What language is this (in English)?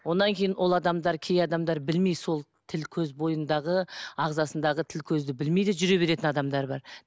Kazakh